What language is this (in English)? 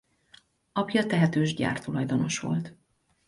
Hungarian